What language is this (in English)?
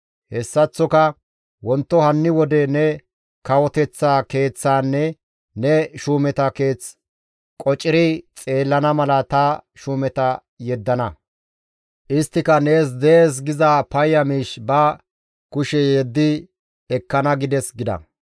Gamo